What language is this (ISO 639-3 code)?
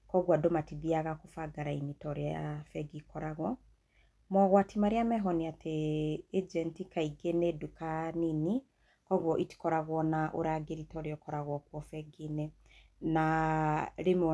kik